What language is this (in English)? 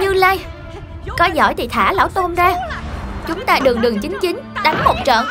Vietnamese